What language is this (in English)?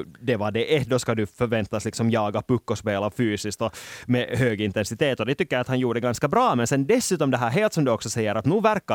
Swedish